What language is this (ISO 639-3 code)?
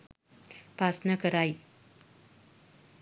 sin